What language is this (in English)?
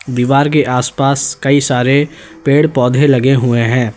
Hindi